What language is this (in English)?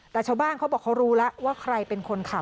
Thai